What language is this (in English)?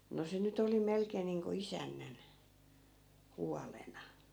Finnish